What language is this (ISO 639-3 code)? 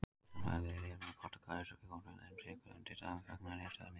isl